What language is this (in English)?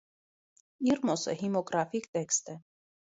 Armenian